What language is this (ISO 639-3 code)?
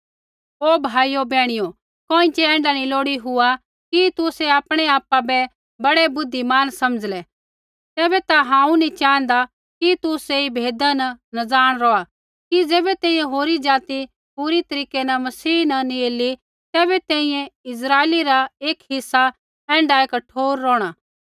kfx